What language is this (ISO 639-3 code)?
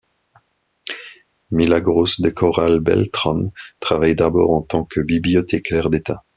fra